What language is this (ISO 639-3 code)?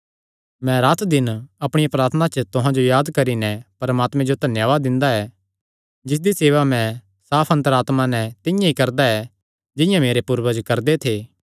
xnr